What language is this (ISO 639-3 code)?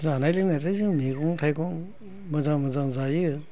brx